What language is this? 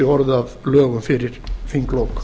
Icelandic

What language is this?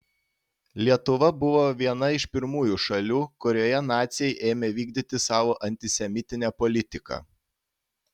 Lithuanian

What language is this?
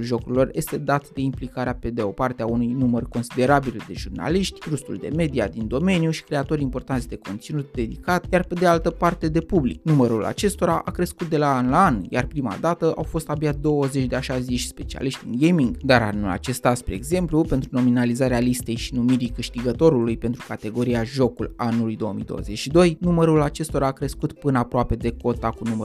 Romanian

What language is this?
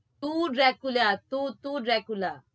Gujarati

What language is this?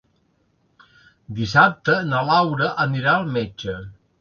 Catalan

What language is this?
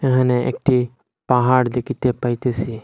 Bangla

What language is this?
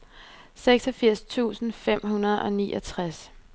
Danish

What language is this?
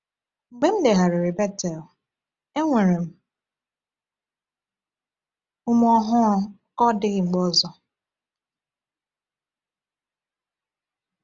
Igbo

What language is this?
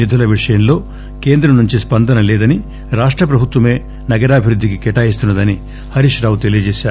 Telugu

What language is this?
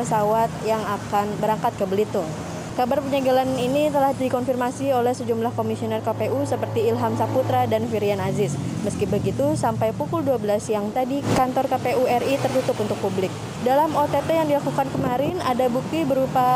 Indonesian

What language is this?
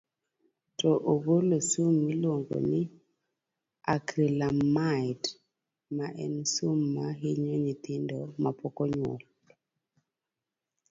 Luo (Kenya and Tanzania)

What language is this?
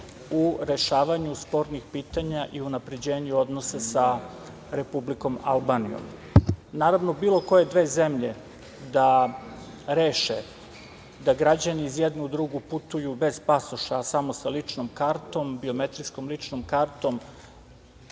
Serbian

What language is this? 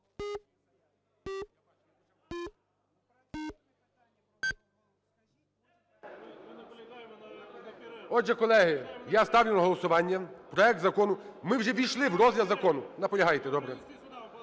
Ukrainian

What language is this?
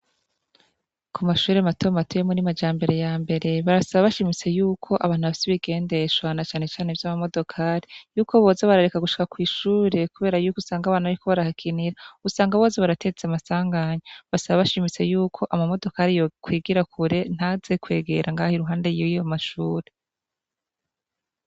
Rundi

